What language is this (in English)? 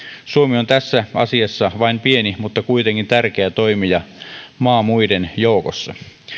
Finnish